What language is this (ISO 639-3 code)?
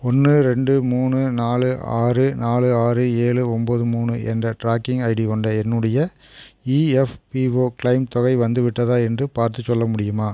tam